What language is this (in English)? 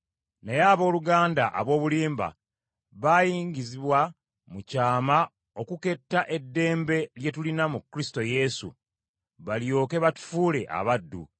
Ganda